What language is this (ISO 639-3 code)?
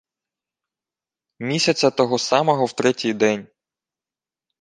ukr